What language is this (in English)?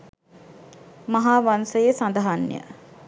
Sinhala